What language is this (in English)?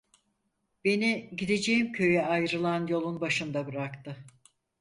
Turkish